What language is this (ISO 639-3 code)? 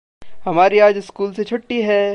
hin